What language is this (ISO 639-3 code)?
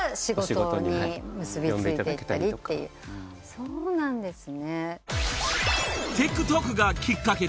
jpn